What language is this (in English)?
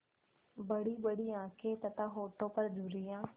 Hindi